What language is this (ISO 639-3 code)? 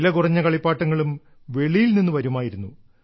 mal